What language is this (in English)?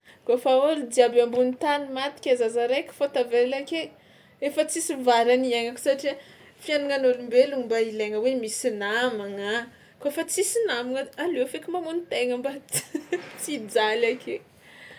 Tsimihety Malagasy